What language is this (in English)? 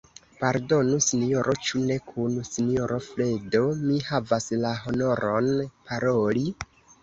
Esperanto